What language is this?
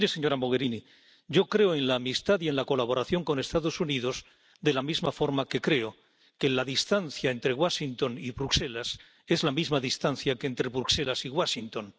Spanish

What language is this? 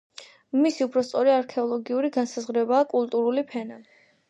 Georgian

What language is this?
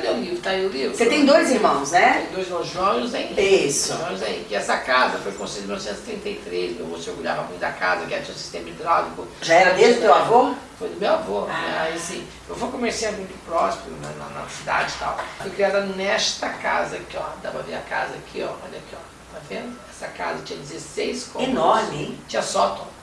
Portuguese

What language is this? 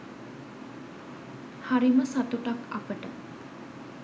Sinhala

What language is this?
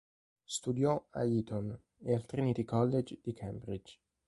Italian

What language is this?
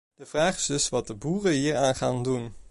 Dutch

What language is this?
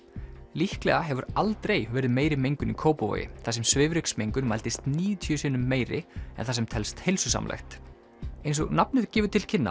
Icelandic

